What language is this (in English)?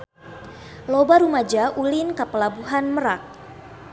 Sundanese